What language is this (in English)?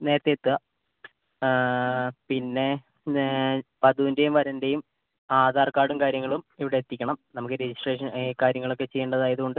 Malayalam